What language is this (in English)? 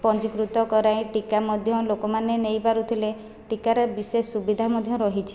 Odia